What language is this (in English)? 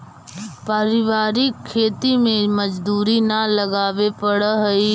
Magahi